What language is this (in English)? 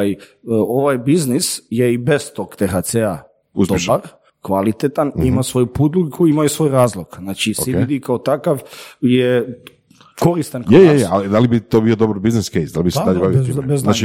Croatian